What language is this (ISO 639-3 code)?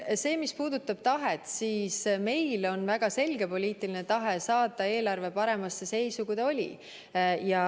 est